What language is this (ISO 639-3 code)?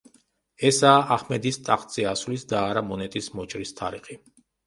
kat